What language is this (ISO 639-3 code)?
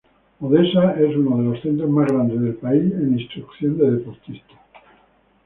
spa